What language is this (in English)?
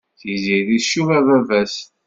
Kabyle